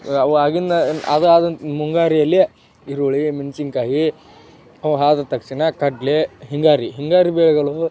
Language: Kannada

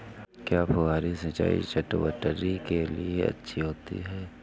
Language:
Hindi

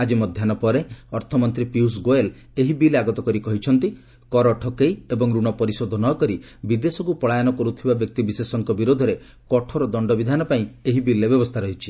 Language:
Odia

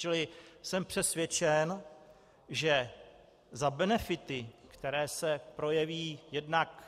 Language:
Czech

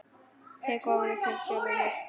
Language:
Icelandic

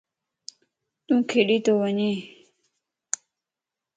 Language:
Lasi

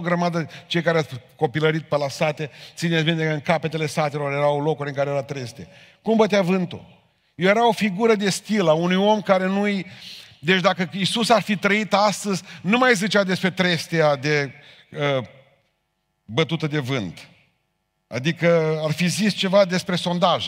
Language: Romanian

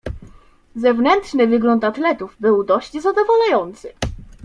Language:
Polish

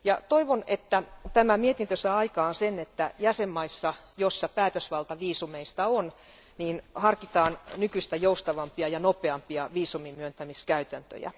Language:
Finnish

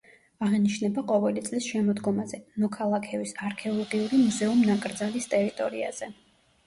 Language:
Georgian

